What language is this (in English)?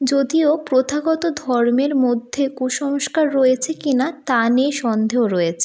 Bangla